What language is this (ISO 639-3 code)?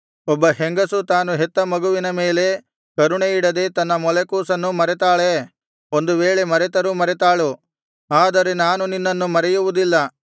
kan